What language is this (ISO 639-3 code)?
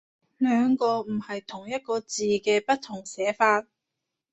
yue